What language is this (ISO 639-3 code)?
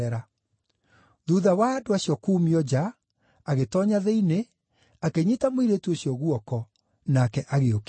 kik